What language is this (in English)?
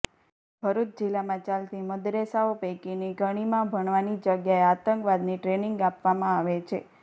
Gujarati